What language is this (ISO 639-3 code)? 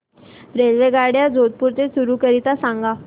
mar